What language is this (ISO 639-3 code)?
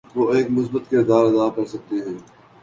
urd